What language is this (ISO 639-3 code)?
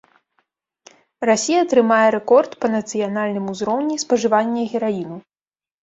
bel